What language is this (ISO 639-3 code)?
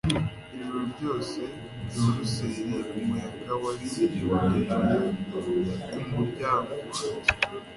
kin